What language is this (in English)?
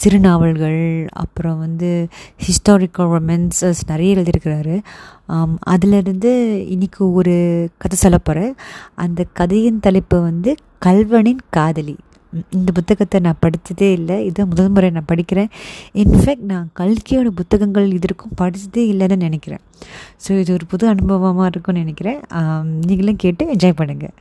Tamil